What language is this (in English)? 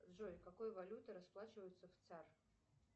Russian